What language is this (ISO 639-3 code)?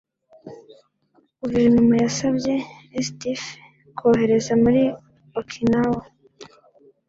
kin